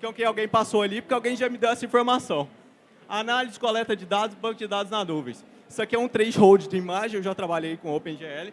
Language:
Portuguese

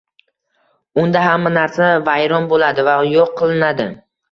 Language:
Uzbek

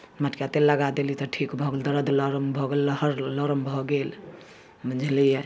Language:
Maithili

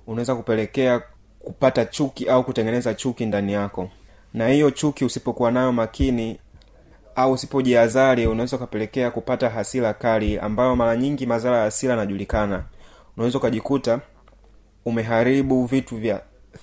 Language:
Swahili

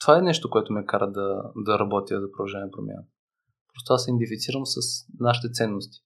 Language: Bulgarian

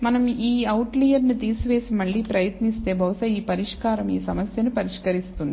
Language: Telugu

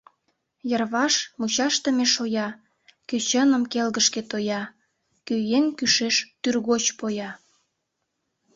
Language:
Mari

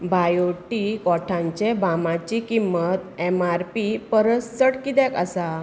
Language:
Konkani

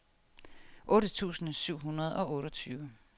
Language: Danish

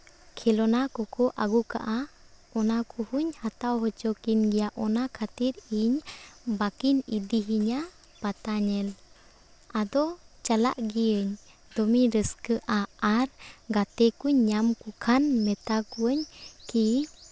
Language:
Santali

